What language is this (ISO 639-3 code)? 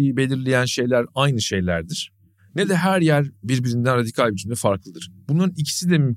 tur